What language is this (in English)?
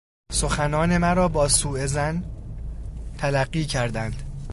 Persian